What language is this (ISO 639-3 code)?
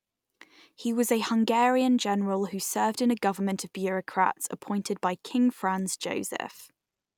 eng